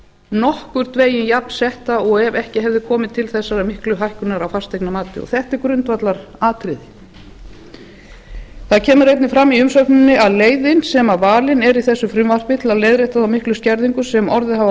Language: Icelandic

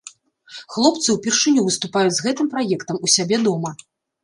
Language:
Belarusian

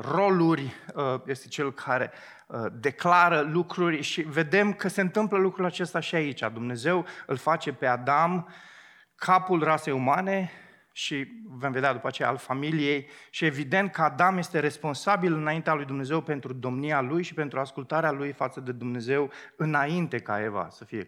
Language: Romanian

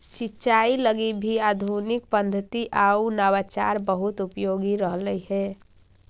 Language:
Magahi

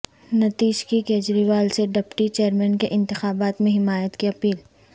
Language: Urdu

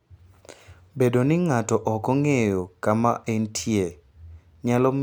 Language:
Luo (Kenya and Tanzania)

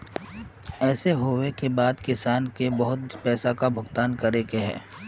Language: Magahi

